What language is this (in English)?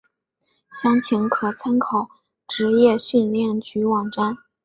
Chinese